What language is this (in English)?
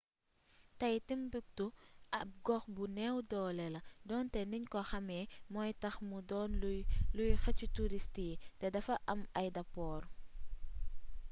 Wolof